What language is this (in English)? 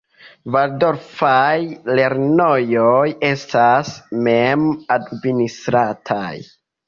Esperanto